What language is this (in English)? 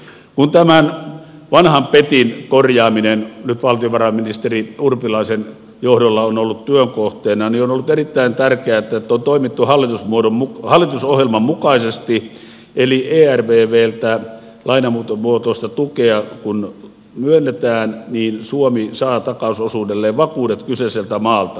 Finnish